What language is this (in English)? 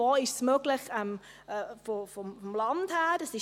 Swiss German